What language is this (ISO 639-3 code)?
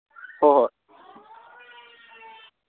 mni